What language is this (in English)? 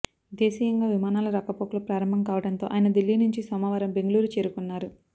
Telugu